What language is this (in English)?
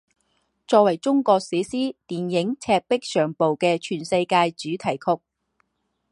Chinese